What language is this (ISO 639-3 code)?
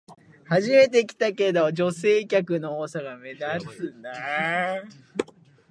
jpn